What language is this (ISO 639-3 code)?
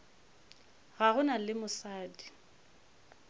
nso